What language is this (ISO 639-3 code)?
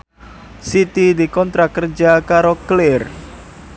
jav